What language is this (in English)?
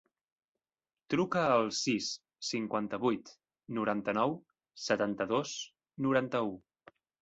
Catalan